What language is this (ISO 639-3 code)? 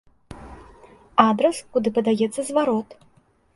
bel